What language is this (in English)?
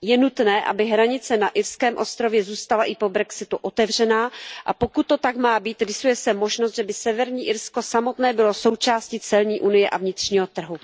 Czech